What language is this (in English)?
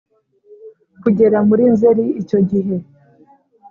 Kinyarwanda